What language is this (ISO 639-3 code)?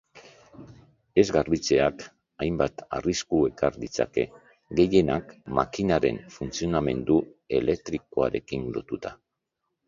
eus